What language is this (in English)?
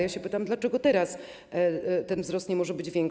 Polish